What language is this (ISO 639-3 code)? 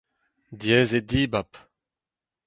bre